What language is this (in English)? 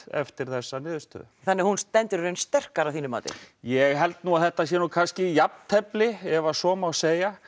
Icelandic